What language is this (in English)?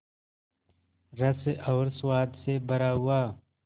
Hindi